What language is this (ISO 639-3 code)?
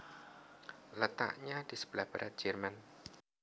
jav